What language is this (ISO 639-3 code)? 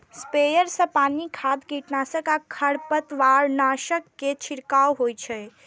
mai